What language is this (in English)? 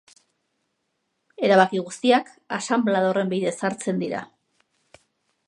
Basque